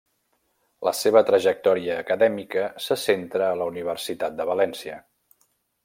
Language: Catalan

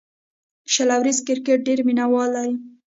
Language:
Pashto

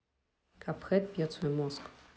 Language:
Russian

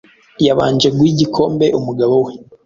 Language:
Kinyarwanda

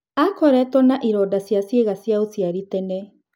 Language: Kikuyu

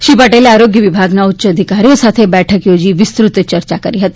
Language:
Gujarati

